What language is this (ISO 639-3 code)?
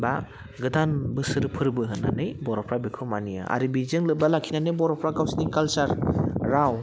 brx